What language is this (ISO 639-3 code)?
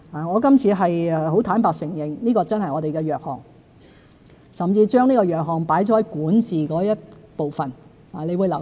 yue